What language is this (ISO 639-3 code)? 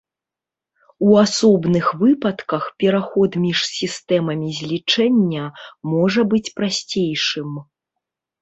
bel